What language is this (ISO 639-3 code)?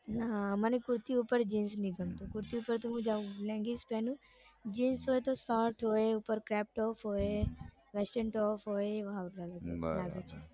guj